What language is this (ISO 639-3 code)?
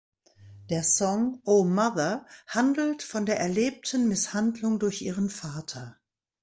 deu